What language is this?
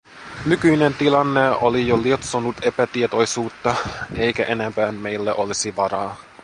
Finnish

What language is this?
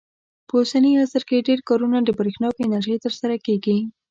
Pashto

